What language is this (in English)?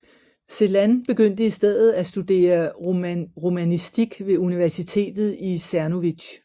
Danish